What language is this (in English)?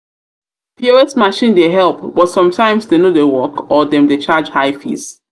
Nigerian Pidgin